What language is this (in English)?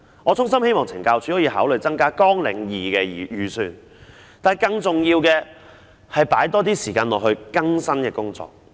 Cantonese